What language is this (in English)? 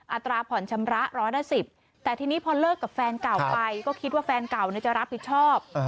Thai